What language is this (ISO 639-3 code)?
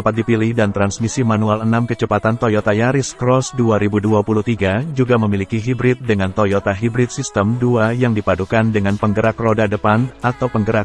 ind